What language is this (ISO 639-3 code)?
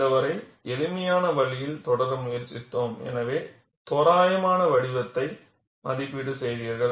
tam